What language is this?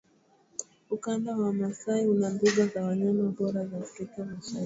Swahili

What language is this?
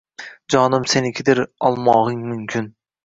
Uzbek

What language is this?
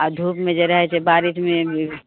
Maithili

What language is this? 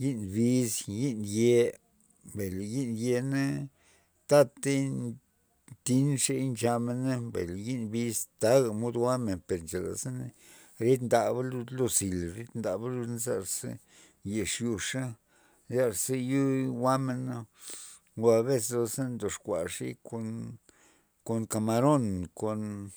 Loxicha Zapotec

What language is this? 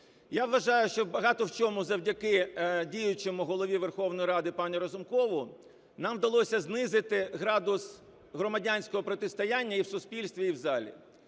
Ukrainian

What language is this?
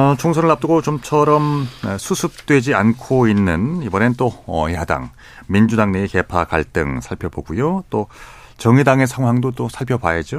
Korean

